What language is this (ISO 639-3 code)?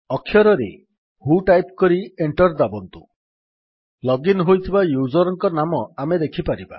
ori